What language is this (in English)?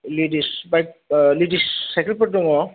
Bodo